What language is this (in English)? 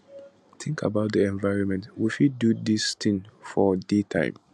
Nigerian Pidgin